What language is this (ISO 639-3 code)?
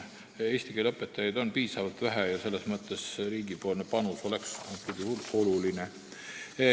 est